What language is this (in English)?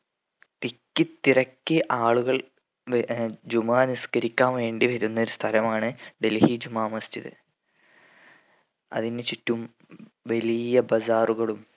Malayalam